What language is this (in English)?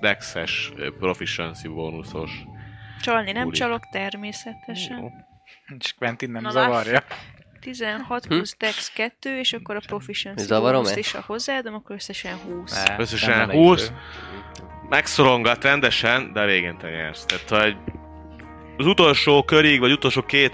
Hungarian